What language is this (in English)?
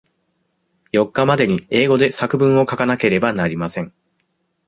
Japanese